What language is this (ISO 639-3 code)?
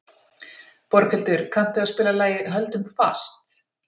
isl